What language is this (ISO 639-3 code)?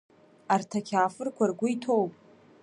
abk